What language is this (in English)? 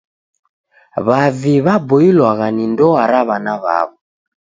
Taita